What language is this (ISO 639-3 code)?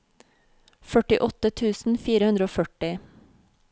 nor